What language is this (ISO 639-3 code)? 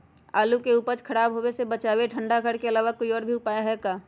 mag